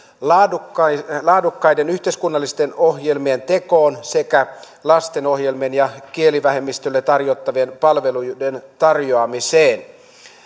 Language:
Finnish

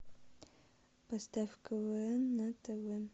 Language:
Russian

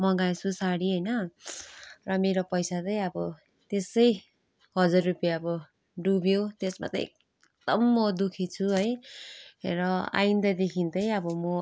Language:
Nepali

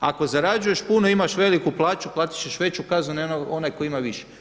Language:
Croatian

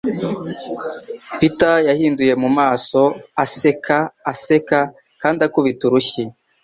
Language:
Kinyarwanda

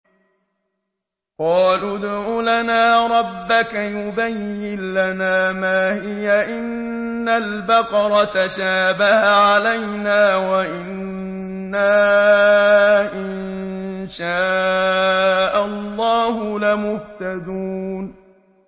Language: Arabic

